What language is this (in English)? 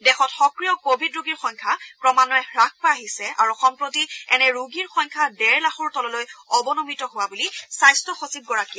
Assamese